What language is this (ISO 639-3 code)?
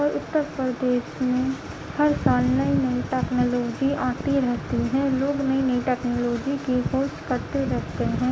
urd